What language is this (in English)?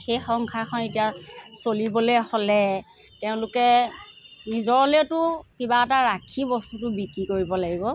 Assamese